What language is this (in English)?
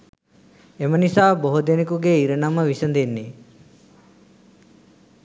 Sinhala